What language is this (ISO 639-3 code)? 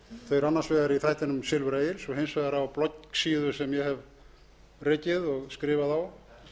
isl